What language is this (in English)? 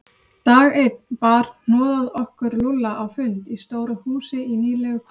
Icelandic